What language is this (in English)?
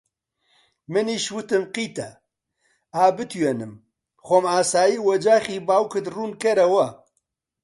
Central Kurdish